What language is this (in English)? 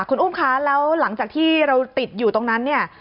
Thai